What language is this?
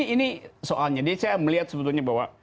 Indonesian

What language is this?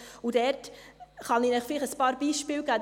Swiss German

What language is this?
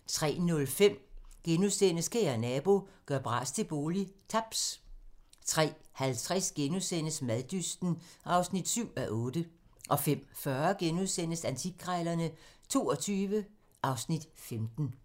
Danish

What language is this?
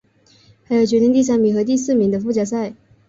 Chinese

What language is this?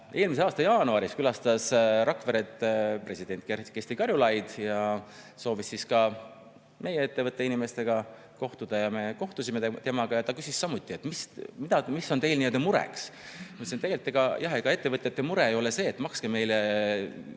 Estonian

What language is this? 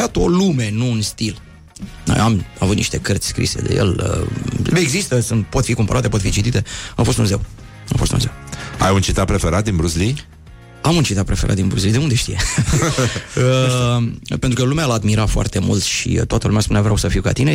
Romanian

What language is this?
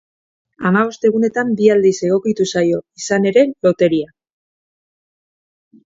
Basque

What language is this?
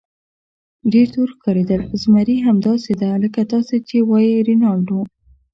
Pashto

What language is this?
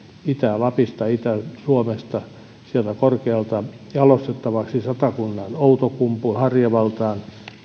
Finnish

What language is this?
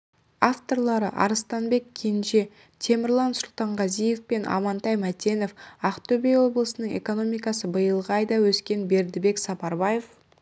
Kazakh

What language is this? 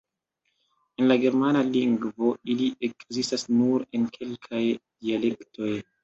Esperanto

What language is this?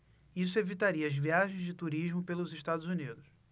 Portuguese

